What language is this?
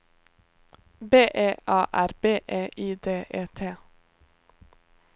Norwegian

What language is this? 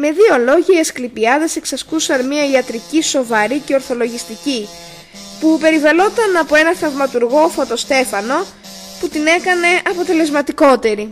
Greek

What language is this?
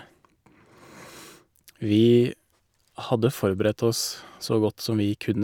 Norwegian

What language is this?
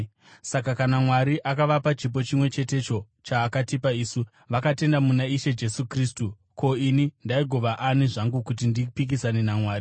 Shona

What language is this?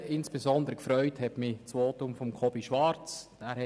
Swiss German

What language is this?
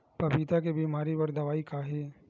Chhattisgarhi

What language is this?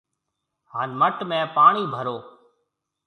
Marwari (Pakistan)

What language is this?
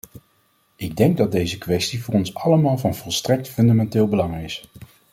Dutch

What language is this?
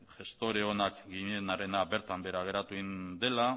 Basque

